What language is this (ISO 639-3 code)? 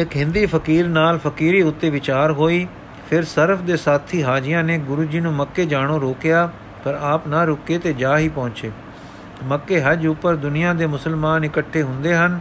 pan